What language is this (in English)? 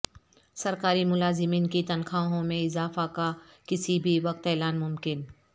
Urdu